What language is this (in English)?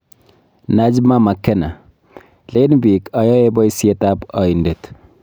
Kalenjin